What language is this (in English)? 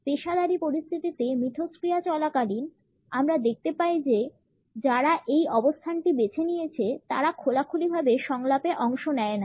Bangla